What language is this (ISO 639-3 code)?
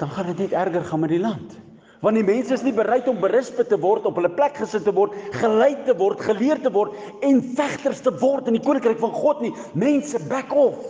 nld